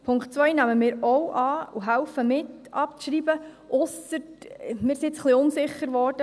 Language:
Swiss German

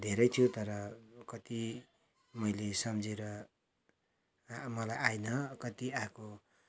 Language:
Nepali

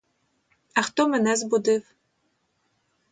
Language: Ukrainian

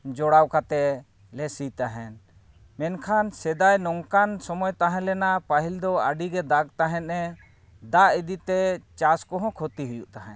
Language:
Santali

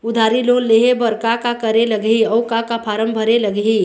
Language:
Chhattisgarhi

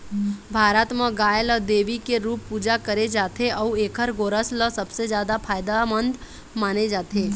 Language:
Chhattisgarhi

